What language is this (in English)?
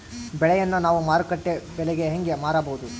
Kannada